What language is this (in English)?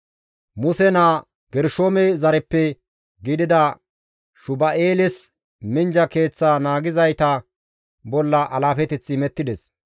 Gamo